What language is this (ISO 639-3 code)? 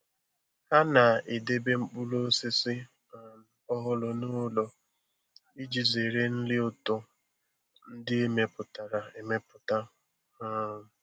ibo